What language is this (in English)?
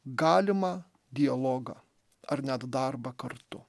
Lithuanian